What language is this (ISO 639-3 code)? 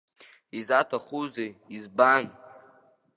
abk